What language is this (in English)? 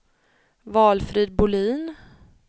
Swedish